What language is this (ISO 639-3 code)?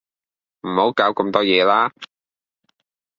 yue